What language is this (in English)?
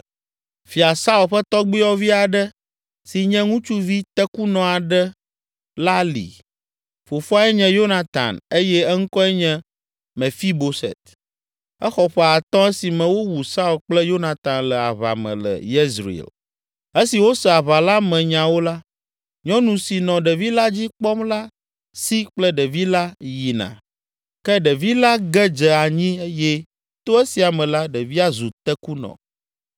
Ewe